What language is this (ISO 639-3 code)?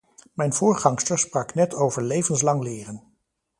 nld